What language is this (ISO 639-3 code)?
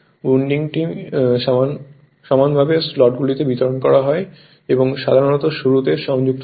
ben